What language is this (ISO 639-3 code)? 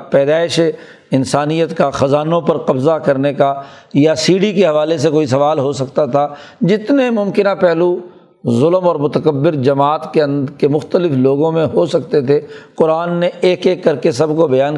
urd